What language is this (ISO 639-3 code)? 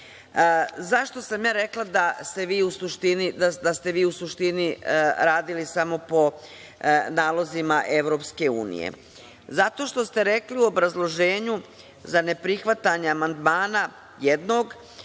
srp